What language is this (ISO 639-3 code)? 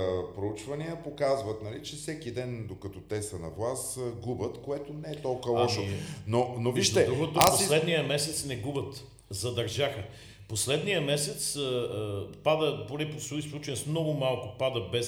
bul